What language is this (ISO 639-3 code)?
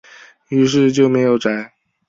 zho